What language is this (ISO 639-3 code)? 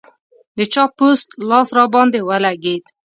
pus